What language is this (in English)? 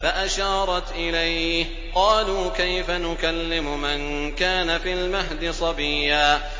Arabic